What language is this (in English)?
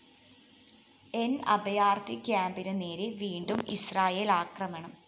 Malayalam